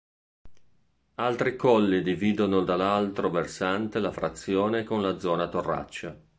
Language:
Italian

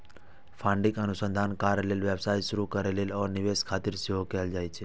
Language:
Maithili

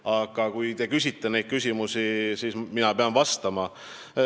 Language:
Estonian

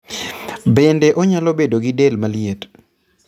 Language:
Luo (Kenya and Tanzania)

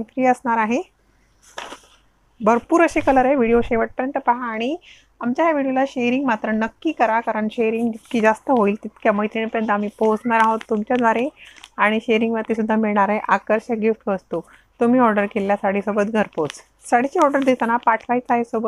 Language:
Hindi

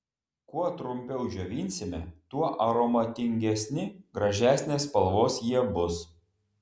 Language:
Lithuanian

